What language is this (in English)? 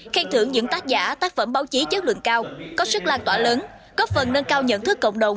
Vietnamese